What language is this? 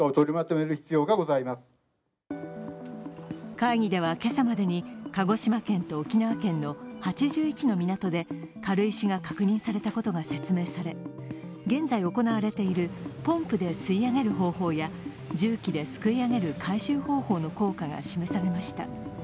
Japanese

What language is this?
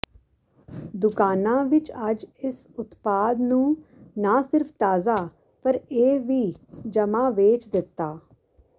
Punjabi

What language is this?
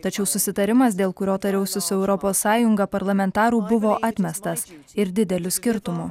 Lithuanian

